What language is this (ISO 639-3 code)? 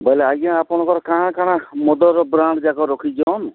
ori